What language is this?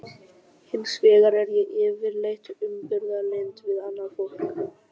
Icelandic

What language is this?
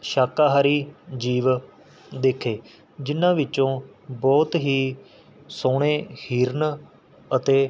Punjabi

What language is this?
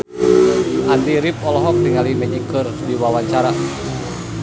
Sundanese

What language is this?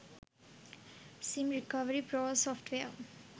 Sinhala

